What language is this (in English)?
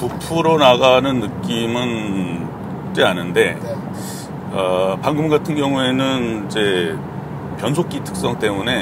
Korean